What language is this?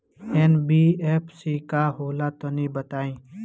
Bhojpuri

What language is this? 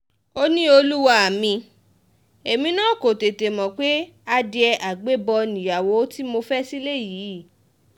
Yoruba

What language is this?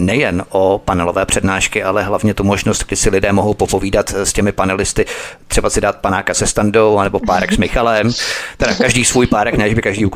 Czech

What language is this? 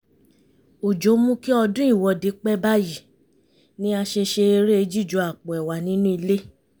Yoruba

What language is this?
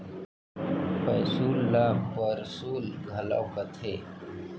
Chhattisgarhi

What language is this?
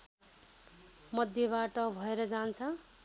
Nepali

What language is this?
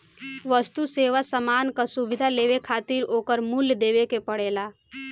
Bhojpuri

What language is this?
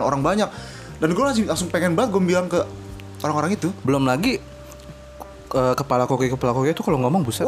Indonesian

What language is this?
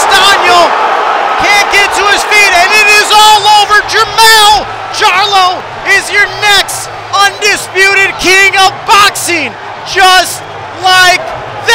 English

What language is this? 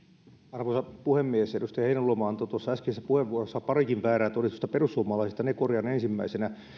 Finnish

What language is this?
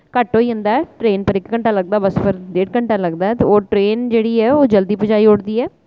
Dogri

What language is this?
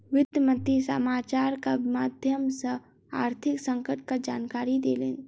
Maithili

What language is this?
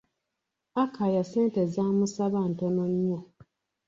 Ganda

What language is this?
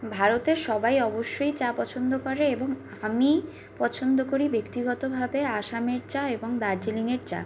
Bangla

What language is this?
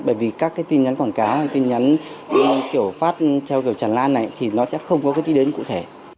Vietnamese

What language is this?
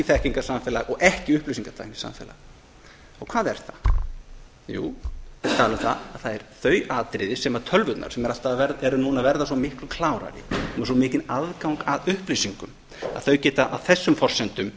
Icelandic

